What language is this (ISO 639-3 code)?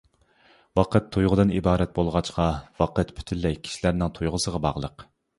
uig